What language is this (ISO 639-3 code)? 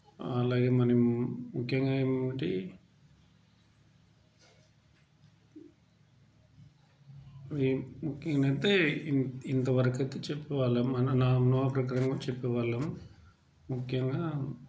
tel